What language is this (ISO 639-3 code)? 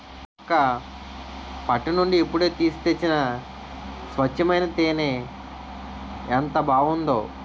tel